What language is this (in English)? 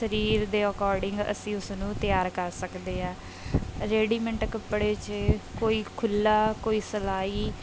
Punjabi